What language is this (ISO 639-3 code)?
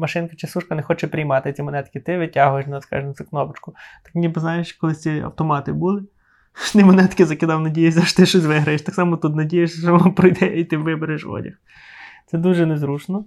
ukr